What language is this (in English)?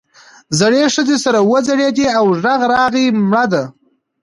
Pashto